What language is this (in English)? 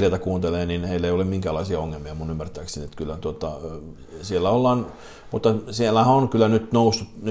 Finnish